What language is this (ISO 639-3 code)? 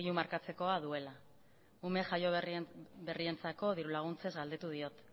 eus